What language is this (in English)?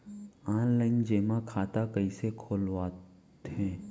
Chhattisgarhi